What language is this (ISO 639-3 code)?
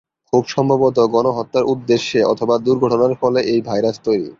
ben